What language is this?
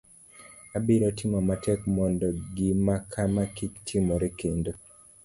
Luo (Kenya and Tanzania)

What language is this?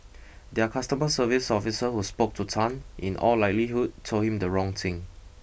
English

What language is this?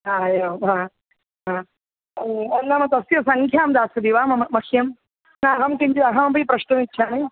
Sanskrit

